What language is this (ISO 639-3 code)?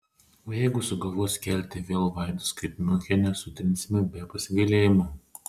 lit